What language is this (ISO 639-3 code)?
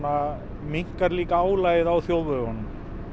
isl